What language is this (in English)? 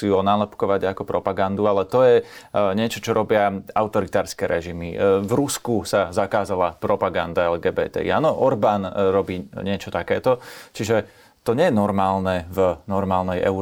Slovak